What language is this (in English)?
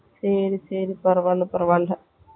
Tamil